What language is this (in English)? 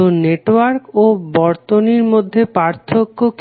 Bangla